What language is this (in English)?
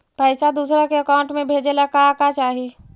Magahi